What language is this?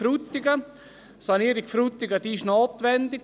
Swiss German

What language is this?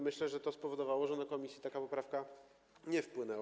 Polish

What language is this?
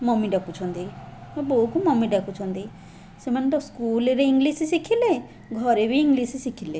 Odia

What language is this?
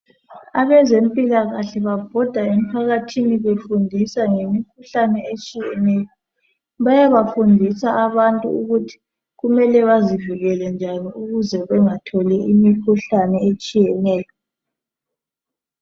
North Ndebele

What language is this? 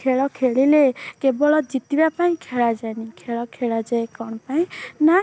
Odia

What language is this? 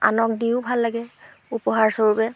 Assamese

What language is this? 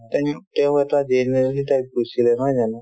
Assamese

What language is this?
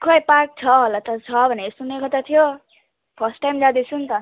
Nepali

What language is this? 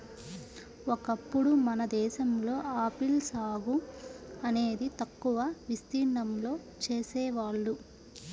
Telugu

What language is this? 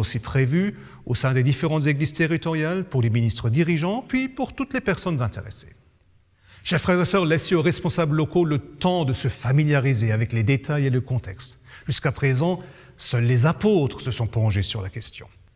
French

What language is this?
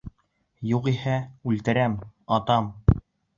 Bashkir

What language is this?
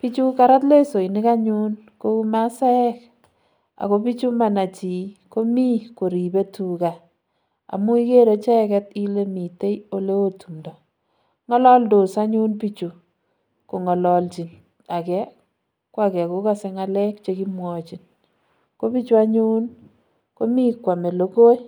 Kalenjin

